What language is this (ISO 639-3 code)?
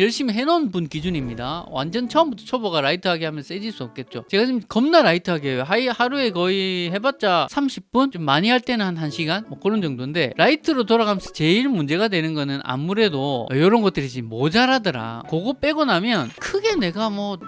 kor